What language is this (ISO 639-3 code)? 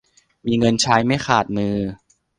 tha